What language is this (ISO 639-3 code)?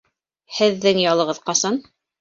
bak